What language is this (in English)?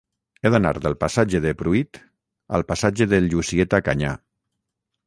Catalan